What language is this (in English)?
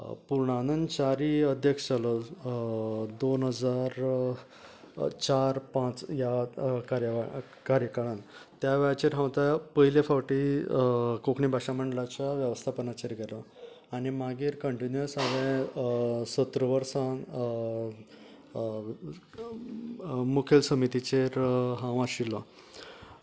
Konkani